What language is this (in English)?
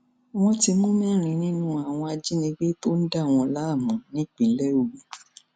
Yoruba